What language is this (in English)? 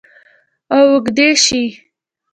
Pashto